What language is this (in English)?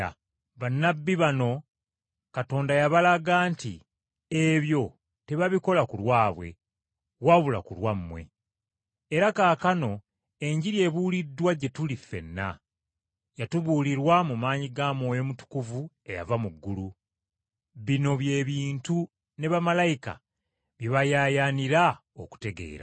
Ganda